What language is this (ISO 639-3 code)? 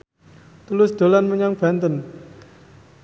jav